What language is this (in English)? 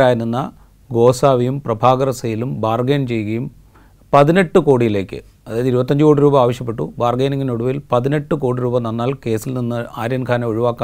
Malayalam